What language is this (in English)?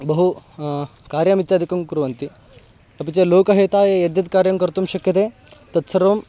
Sanskrit